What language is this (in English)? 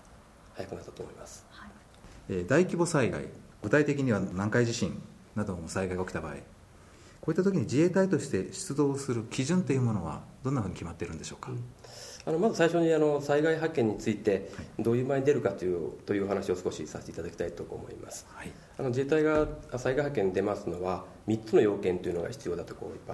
Japanese